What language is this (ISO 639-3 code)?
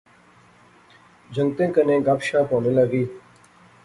phr